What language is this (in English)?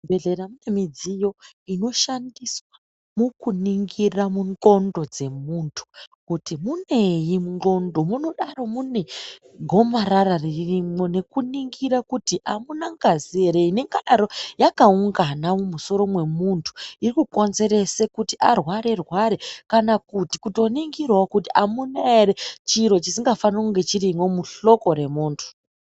Ndau